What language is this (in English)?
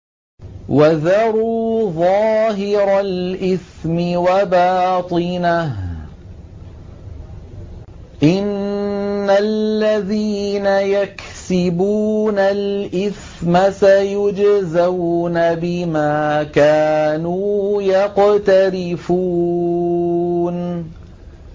Arabic